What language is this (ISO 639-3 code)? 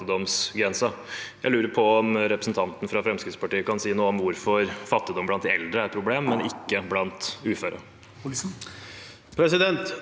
nor